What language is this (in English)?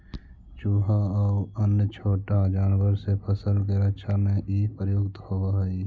Magahi